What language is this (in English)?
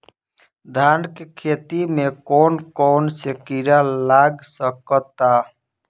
Bhojpuri